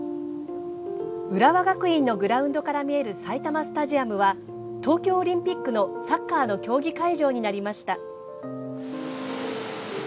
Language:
Japanese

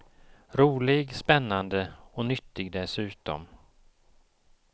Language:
Swedish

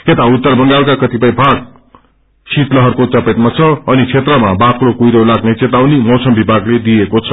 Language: Nepali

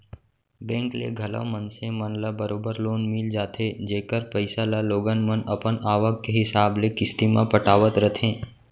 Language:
Chhattisgarhi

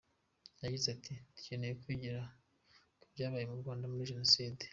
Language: Kinyarwanda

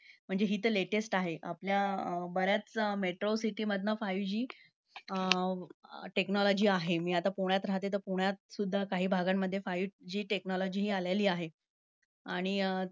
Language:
Marathi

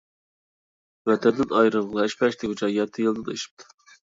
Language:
Uyghur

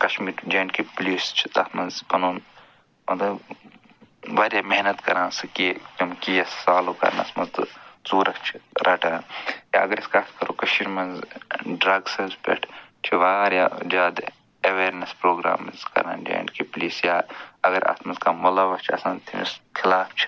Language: Kashmiri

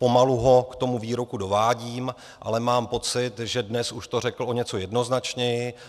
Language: Czech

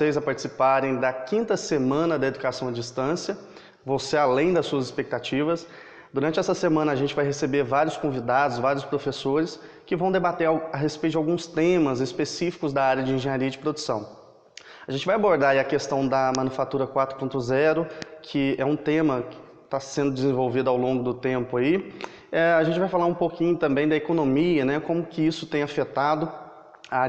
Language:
Portuguese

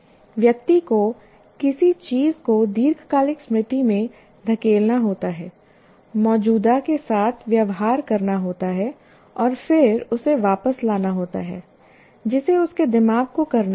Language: Hindi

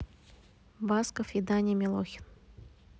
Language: Russian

